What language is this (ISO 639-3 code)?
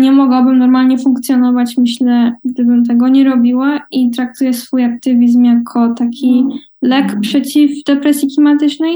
pol